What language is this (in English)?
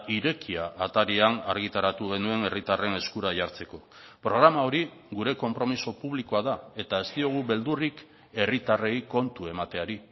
Basque